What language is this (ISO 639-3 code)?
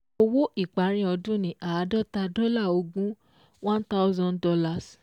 yor